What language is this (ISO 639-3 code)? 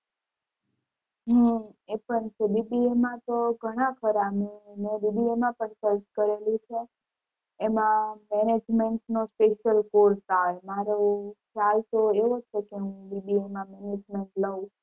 guj